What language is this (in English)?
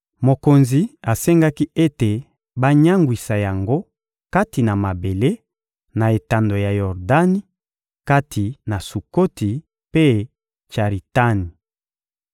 Lingala